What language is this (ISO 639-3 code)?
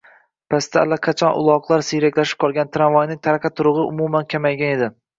uzb